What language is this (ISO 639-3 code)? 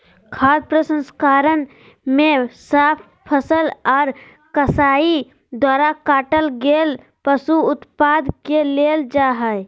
mag